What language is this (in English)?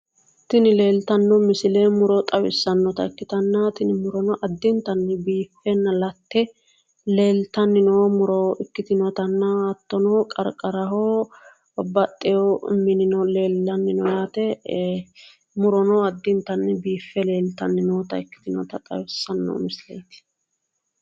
Sidamo